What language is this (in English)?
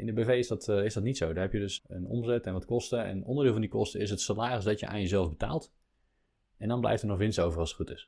Dutch